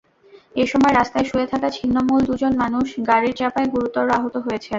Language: Bangla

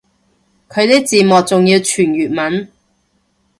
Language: Cantonese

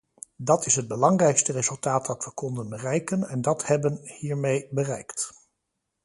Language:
Dutch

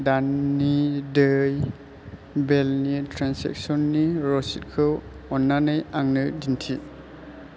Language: Bodo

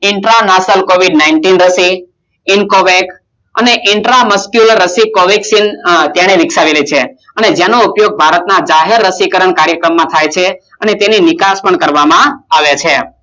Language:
Gujarati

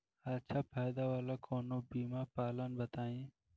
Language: Bhojpuri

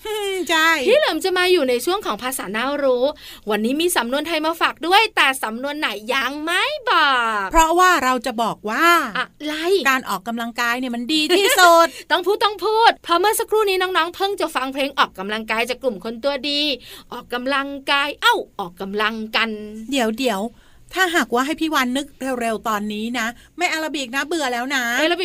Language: Thai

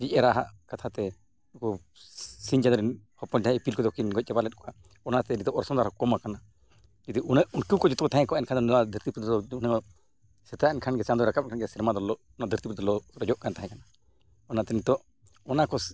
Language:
Santali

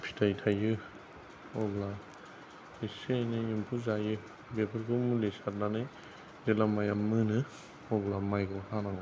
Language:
Bodo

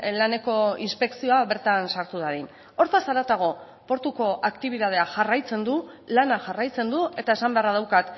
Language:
Basque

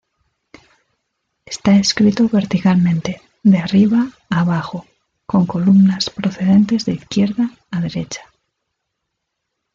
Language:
Spanish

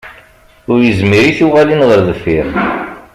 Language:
Kabyle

